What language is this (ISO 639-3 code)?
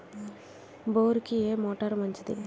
tel